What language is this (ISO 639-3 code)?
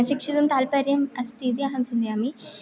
san